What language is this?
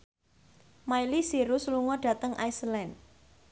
Javanese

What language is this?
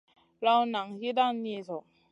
Masana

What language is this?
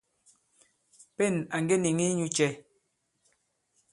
Bankon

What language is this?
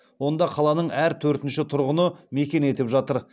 Kazakh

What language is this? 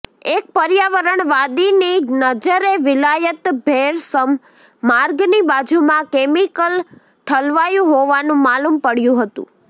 Gujarati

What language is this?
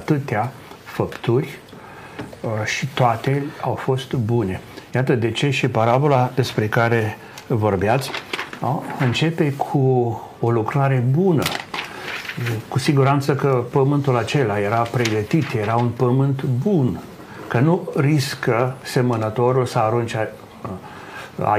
Romanian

